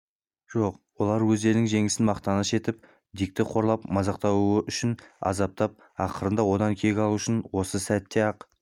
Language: Kazakh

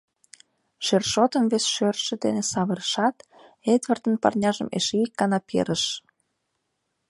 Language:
Mari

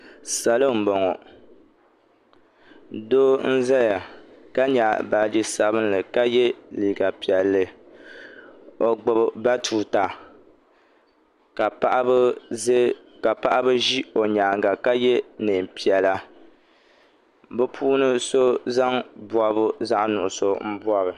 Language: Dagbani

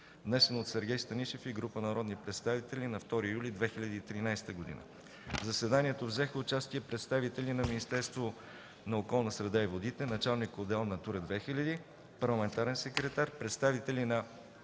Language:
Bulgarian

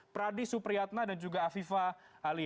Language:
Indonesian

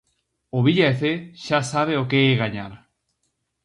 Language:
Galician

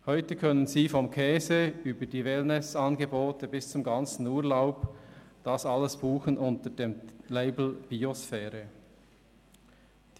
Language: Swiss German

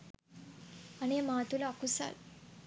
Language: Sinhala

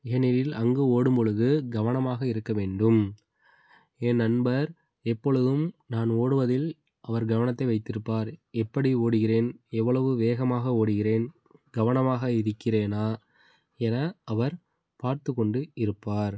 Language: Tamil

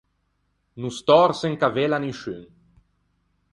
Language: Ligurian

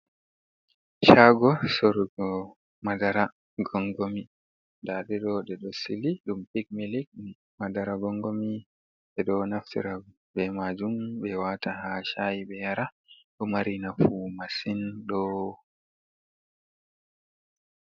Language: Fula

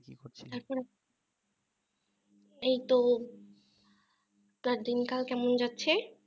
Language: Bangla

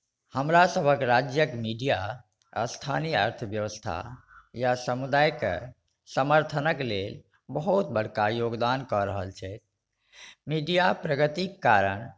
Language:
Maithili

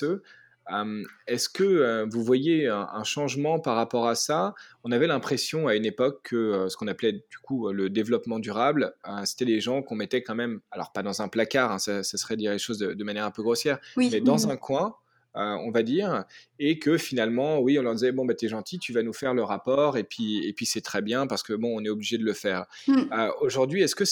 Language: French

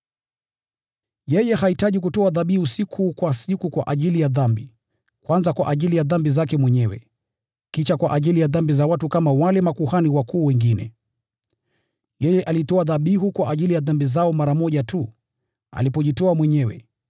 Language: Swahili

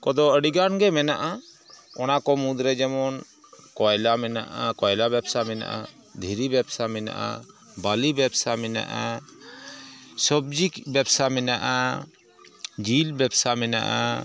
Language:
Santali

